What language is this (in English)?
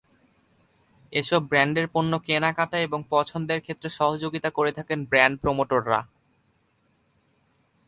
Bangla